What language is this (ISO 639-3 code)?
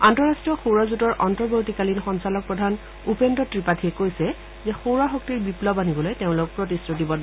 asm